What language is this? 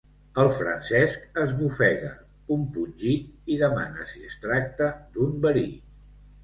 Catalan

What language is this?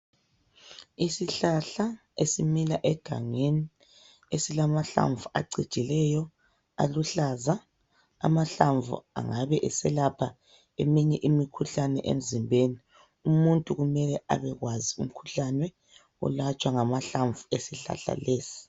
North Ndebele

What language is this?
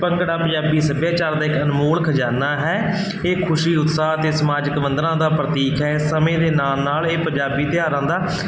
Punjabi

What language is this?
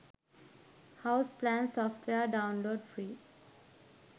Sinhala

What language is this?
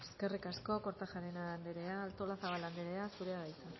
Basque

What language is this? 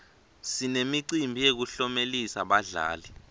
Swati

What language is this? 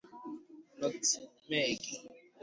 Igbo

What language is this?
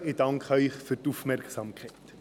Swiss German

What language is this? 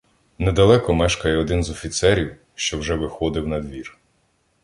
Ukrainian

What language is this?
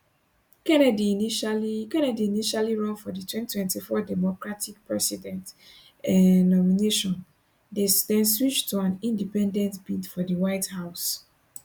Nigerian Pidgin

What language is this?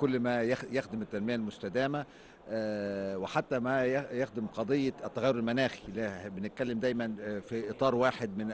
Arabic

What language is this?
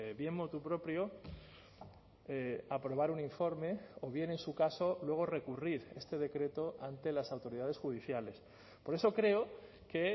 Spanish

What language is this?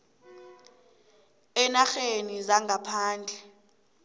South Ndebele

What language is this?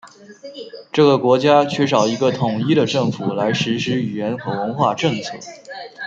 Chinese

